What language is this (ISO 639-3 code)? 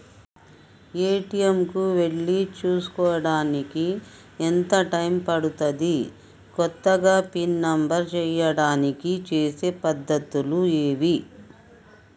tel